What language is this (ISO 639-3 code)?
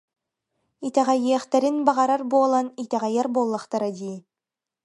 sah